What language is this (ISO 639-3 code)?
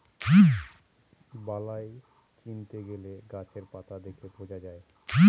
ben